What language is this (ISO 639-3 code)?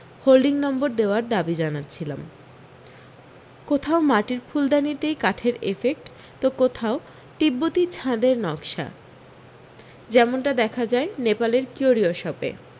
ben